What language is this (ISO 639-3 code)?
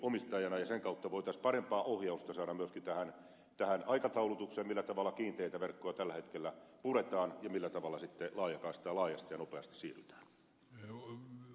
fin